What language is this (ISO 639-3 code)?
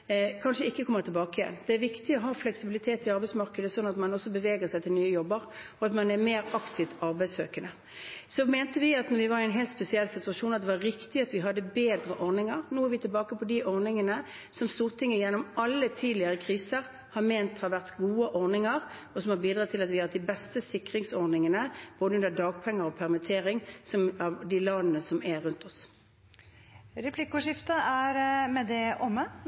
nob